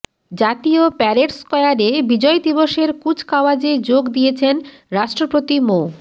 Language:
Bangla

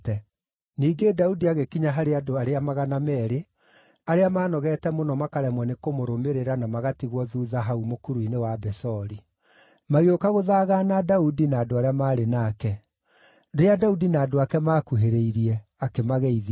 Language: Kikuyu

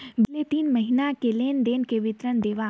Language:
Chhattisgarhi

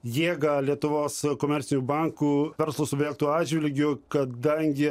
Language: Lithuanian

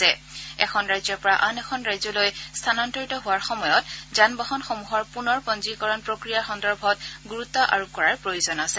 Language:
Assamese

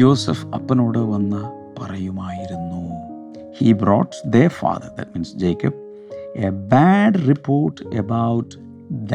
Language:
Malayalam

